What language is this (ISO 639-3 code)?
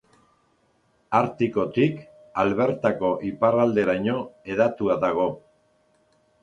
eus